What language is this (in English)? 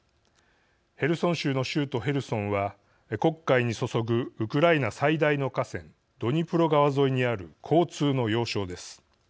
Japanese